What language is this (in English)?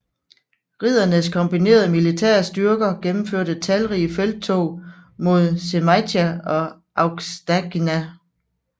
Danish